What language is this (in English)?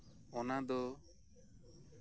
Santali